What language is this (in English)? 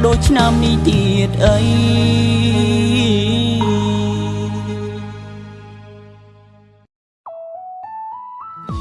Khmer